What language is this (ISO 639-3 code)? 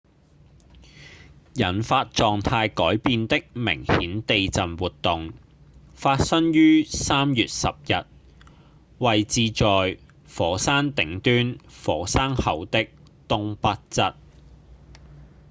yue